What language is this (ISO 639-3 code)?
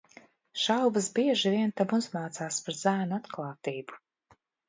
lav